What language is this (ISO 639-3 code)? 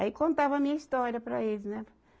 por